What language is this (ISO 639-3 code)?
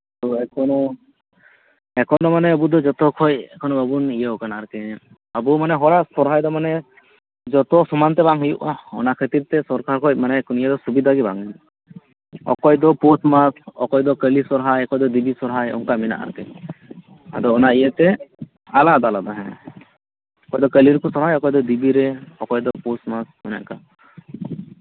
sat